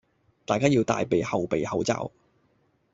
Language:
Cantonese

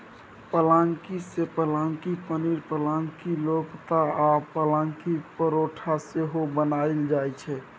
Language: Maithili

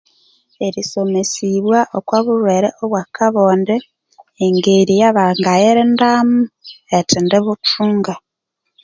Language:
Konzo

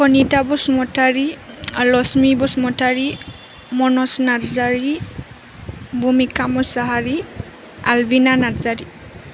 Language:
Bodo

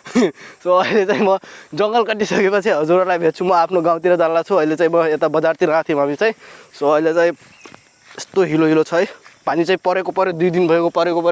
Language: Nepali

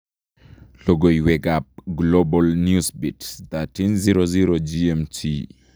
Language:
Kalenjin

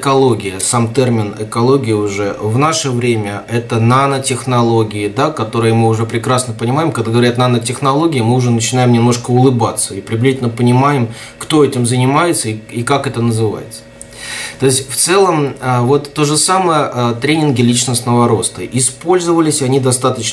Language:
Russian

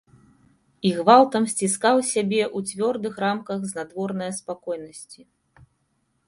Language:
Belarusian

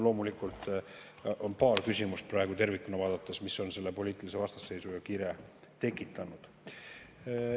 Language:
Estonian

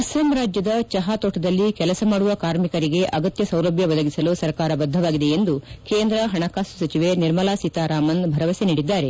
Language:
Kannada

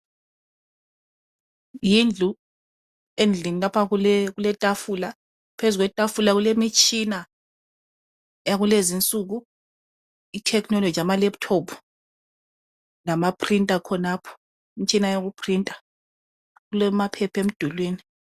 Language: North Ndebele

